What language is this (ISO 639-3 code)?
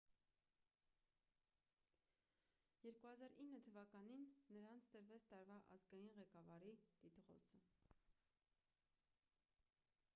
hye